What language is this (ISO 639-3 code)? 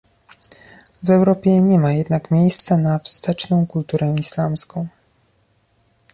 pol